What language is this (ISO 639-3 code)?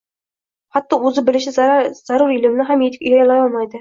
uzb